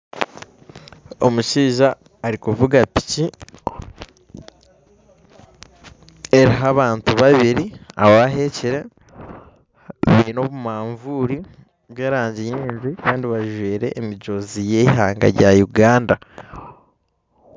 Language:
Nyankole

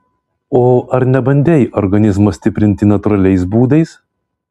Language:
Lithuanian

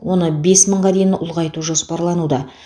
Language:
Kazakh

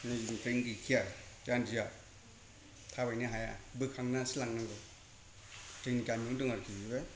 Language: Bodo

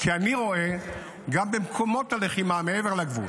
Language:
Hebrew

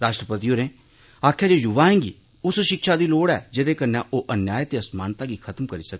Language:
Dogri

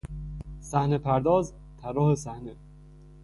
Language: Persian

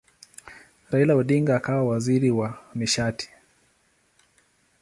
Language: Swahili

